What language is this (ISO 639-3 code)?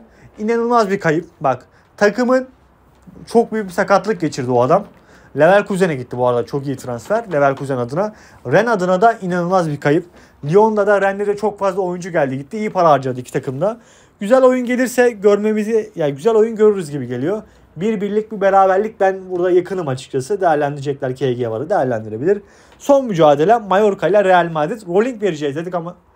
tur